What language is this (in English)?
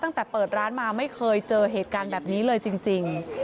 Thai